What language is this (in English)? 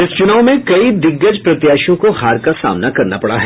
Hindi